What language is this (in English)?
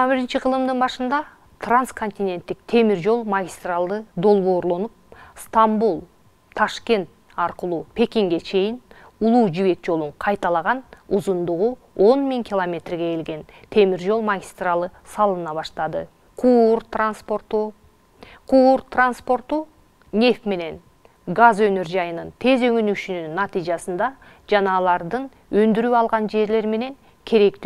Turkish